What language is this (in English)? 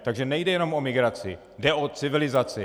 Czech